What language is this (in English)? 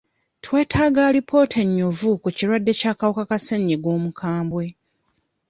Ganda